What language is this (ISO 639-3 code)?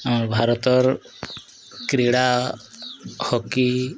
ori